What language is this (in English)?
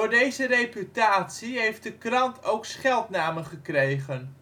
Dutch